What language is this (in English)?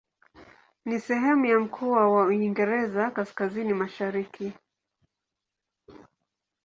Swahili